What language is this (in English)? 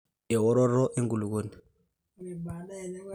Masai